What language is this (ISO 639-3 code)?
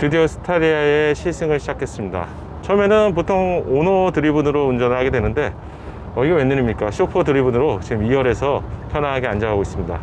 kor